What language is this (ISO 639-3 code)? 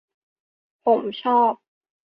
tha